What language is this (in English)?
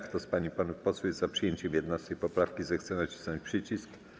Polish